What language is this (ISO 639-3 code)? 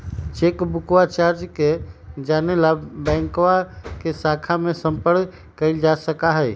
mag